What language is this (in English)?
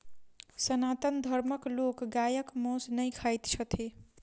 Maithili